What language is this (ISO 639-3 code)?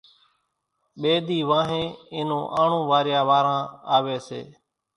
gjk